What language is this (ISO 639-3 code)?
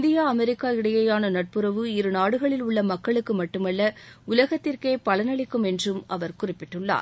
tam